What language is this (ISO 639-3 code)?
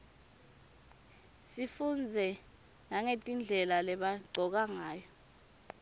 ssw